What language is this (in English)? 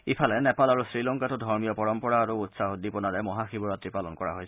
Assamese